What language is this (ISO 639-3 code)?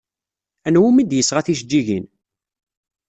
kab